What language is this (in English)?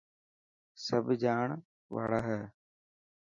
Dhatki